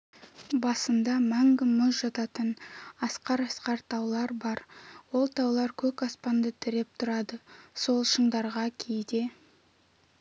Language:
Kazakh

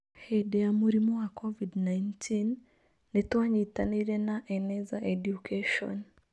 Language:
Kikuyu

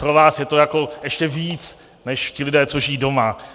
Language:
Czech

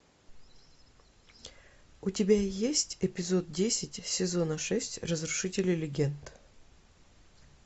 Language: Russian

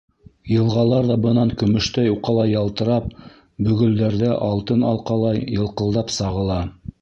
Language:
Bashkir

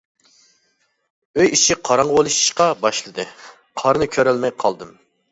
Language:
Uyghur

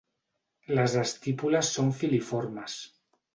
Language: Catalan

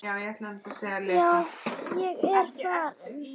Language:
Icelandic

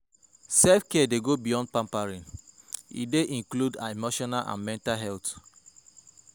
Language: Nigerian Pidgin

